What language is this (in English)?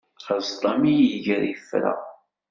Kabyle